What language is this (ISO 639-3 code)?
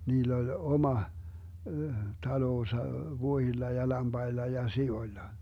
fin